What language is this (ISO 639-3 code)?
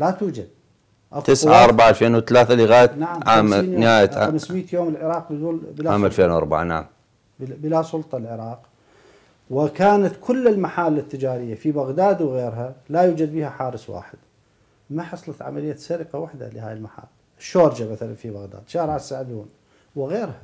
ara